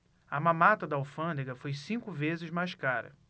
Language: Portuguese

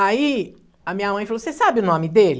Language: Portuguese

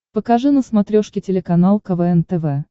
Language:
Russian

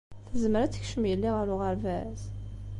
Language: Kabyle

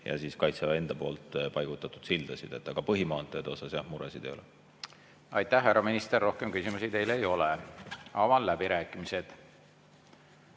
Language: Estonian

